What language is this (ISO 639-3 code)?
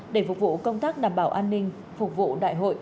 vie